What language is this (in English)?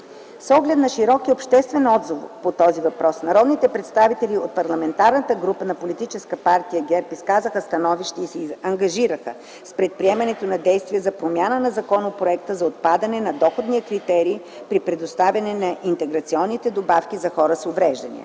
Bulgarian